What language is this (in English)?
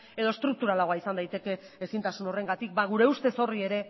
Basque